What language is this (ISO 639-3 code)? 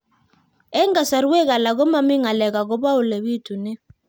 kln